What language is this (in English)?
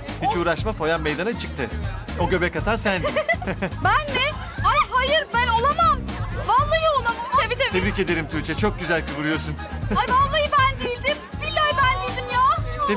Turkish